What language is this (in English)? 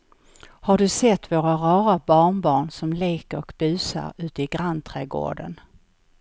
Swedish